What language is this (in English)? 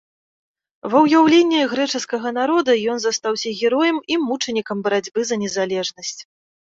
Belarusian